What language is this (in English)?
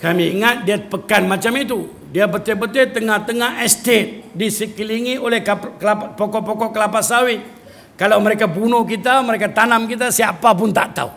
Malay